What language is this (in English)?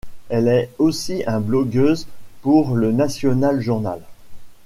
French